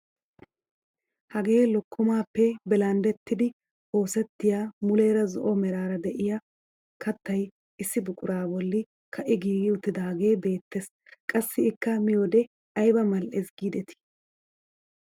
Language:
Wolaytta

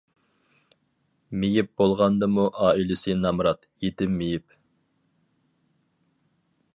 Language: Uyghur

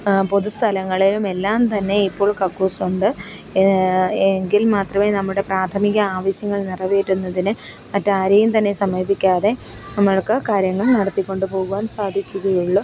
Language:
Malayalam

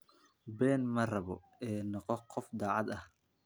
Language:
Somali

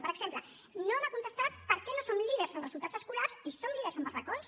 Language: Catalan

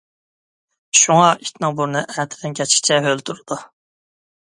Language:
Uyghur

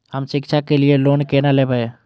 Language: Maithili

